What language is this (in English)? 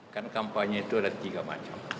Indonesian